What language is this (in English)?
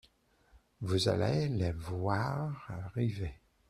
French